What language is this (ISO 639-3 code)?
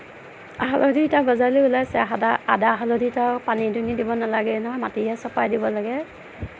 asm